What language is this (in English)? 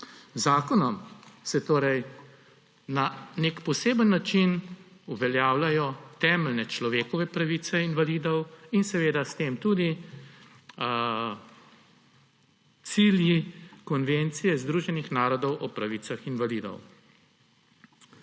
Slovenian